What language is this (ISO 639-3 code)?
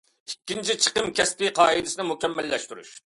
uig